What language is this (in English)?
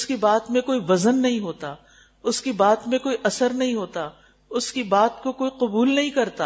Urdu